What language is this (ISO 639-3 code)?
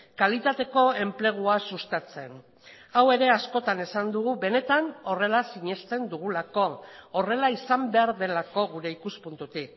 eus